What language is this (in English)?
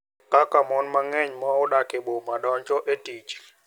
Luo (Kenya and Tanzania)